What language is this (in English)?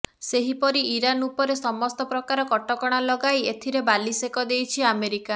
Odia